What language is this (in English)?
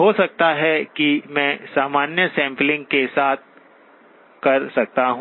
Hindi